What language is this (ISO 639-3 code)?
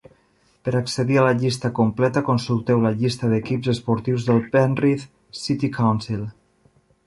cat